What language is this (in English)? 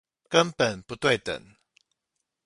Chinese